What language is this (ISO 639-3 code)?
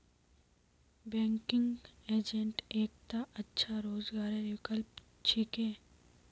mag